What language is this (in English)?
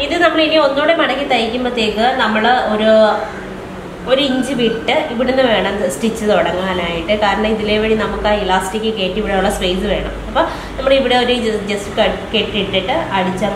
Indonesian